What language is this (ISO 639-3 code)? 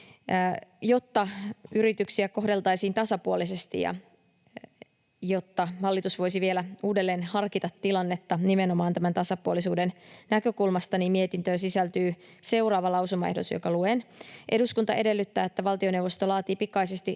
fin